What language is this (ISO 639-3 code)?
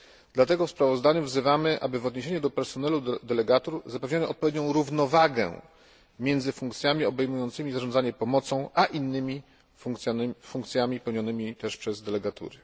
pol